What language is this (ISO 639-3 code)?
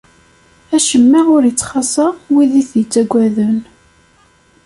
kab